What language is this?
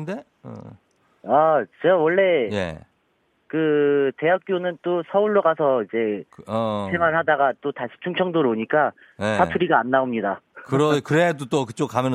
Korean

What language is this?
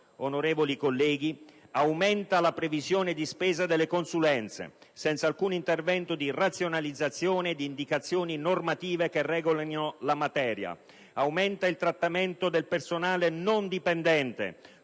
Italian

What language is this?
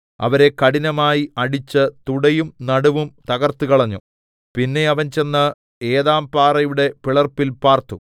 Malayalam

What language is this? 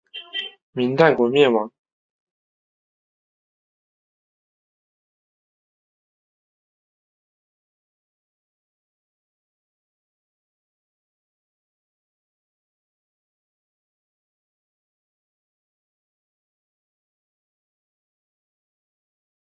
Chinese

